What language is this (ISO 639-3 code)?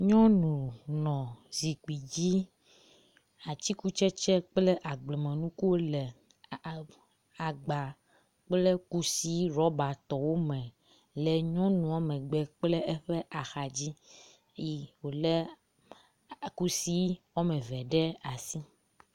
ewe